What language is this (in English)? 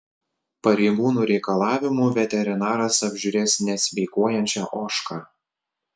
Lithuanian